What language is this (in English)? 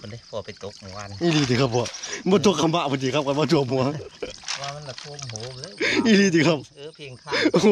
Thai